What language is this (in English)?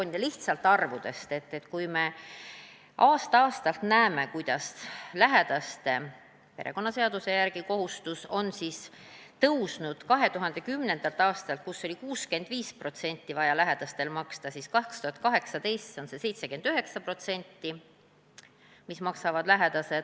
Estonian